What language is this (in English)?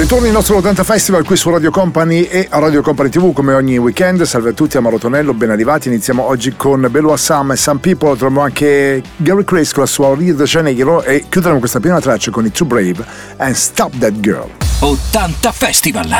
Italian